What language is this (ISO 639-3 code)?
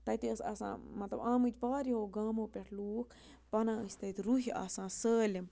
kas